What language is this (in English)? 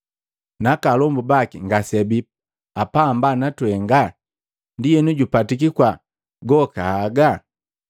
Matengo